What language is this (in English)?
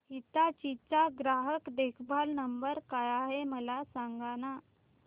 Marathi